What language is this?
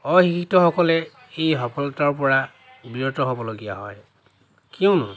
Assamese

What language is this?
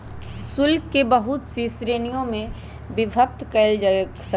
Magahi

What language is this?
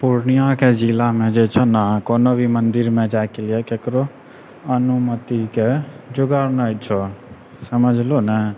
Maithili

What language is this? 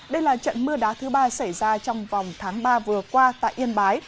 Vietnamese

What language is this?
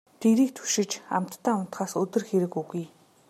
Mongolian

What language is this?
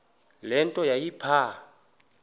Xhosa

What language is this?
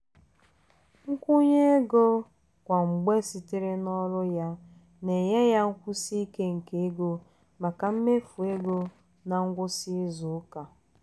Igbo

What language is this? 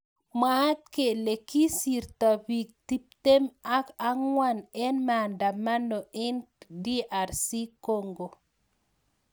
Kalenjin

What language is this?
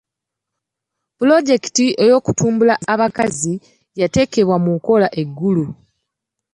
Ganda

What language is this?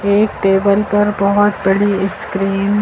Hindi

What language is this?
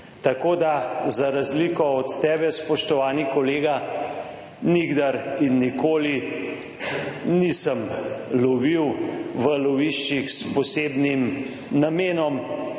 Slovenian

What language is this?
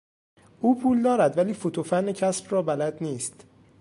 Persian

